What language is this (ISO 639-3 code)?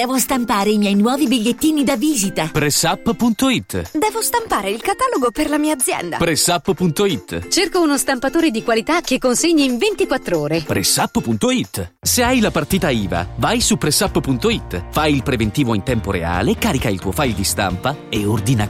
ita